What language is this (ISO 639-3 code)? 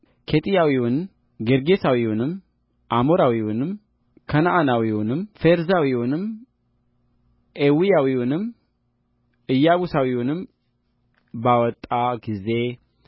amh